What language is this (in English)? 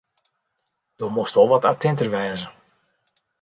Western Frisian